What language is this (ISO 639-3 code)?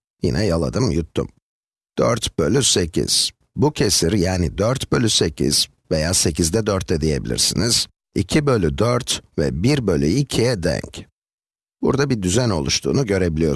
tur